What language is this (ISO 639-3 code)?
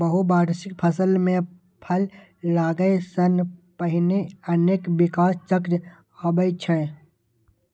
mai